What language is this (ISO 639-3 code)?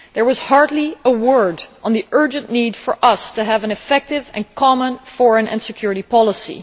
eng